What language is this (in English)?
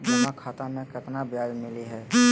Magahi